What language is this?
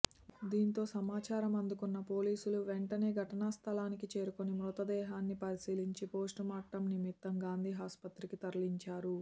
Telugu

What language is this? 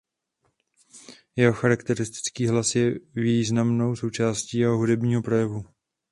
Czech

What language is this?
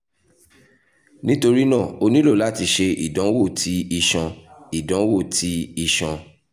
Yoruba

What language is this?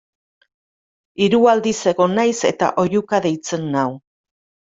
Basque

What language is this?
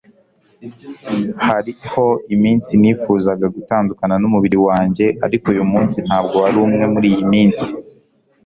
Kinyarwanda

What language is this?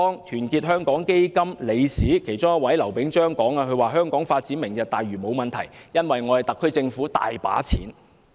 Cantonese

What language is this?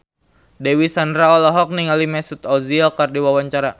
Sundanese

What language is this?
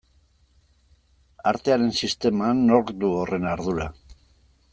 Basque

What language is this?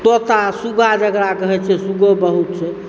Maithili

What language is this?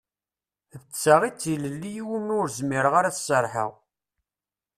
Kabyle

